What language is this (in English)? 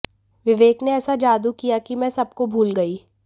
Hindi